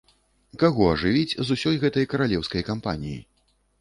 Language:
Belarusian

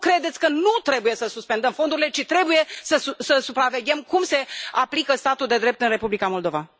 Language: Romanian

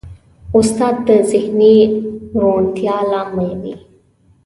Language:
Pashto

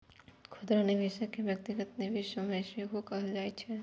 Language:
Maithili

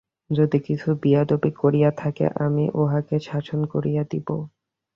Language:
Bangla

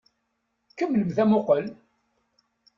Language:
Kabyle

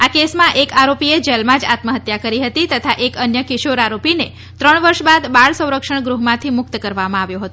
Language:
Gujarati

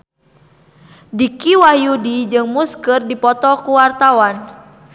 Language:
Sundanese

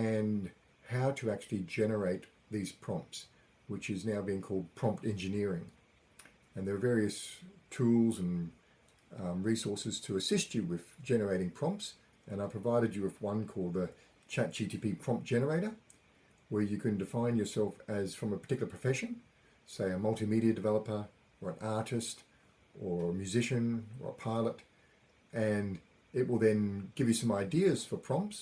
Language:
English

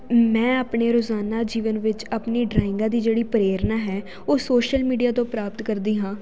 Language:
Punjabi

